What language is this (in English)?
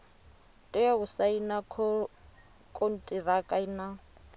Venda